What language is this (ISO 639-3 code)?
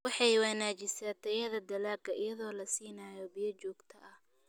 som